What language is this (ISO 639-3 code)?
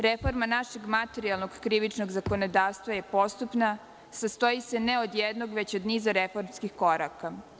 srp